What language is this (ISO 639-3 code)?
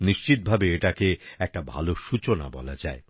ben